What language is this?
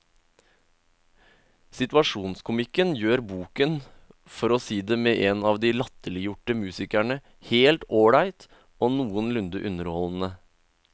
Norwegian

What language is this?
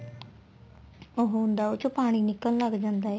Punjabi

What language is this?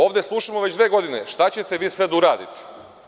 Serbian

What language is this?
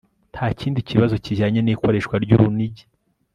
Kinyarwanda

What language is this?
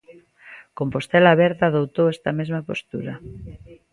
Galician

